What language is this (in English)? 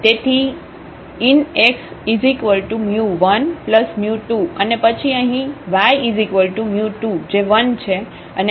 Gujarati